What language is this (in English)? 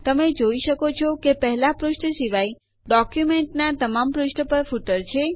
Gujarati